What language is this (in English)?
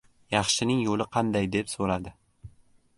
Uzbek